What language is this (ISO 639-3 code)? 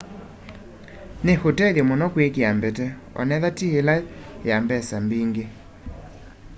kam